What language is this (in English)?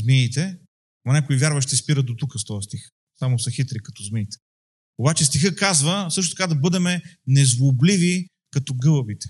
Bulgarian